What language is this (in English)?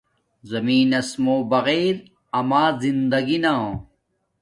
Domaaki